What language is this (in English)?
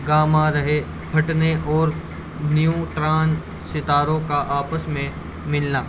Urdu